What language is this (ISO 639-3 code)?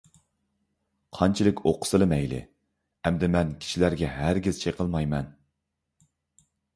uig